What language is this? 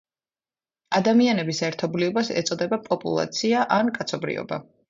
Georgian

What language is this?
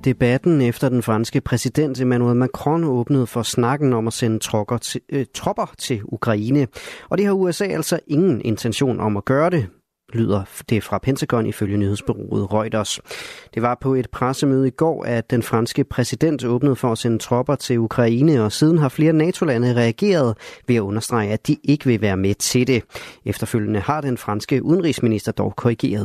Danish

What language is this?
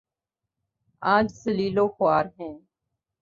Urdu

